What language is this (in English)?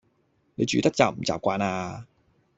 Cantonese